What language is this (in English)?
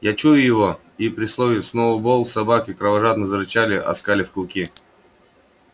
Russian